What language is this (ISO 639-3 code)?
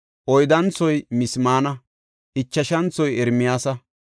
gof